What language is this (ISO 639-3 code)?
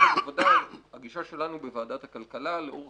heb